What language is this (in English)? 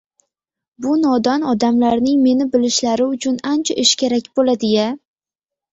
Uzbek